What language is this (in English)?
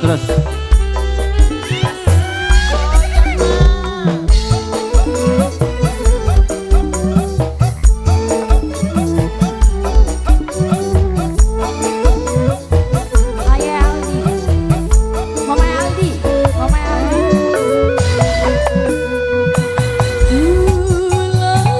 Indonesian